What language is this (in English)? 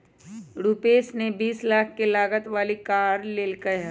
Magahi